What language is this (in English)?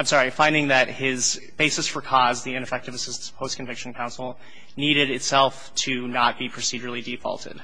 English